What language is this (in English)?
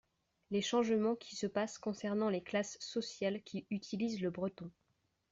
French